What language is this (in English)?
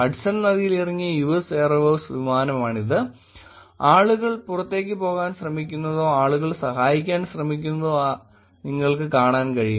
Malayalam